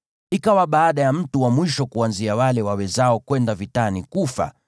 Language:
Swahili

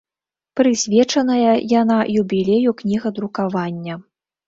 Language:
Belarusian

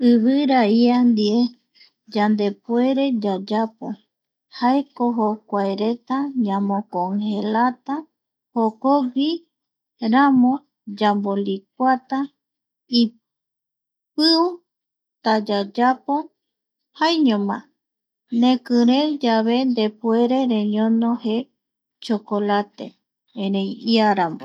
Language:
Eastern Bolivian Guaraní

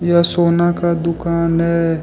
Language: Hindi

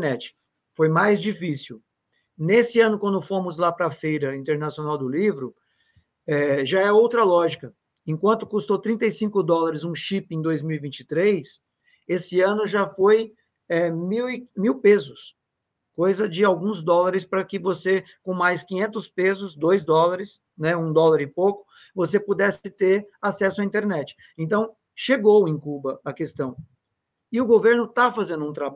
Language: Portuguese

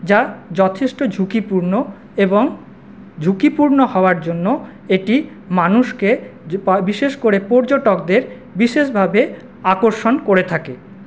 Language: Bangla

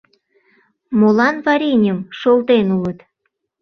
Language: Mari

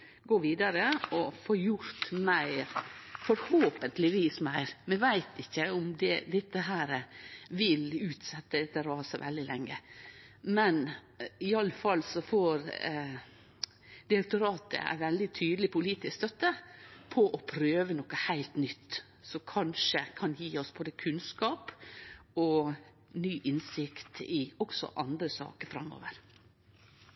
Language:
Norwegian Nynorsk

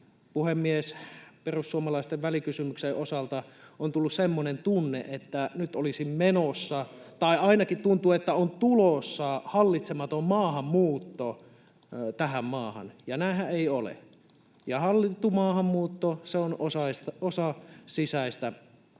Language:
Finnish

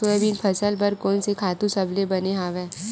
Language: Chhattisgarhi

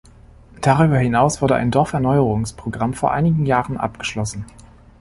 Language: German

